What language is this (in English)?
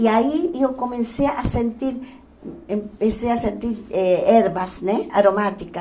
Portuguese